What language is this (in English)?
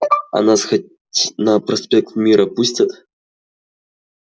Russian